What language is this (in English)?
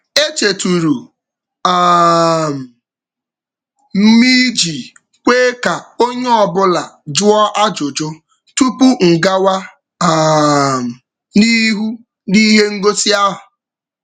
Igbo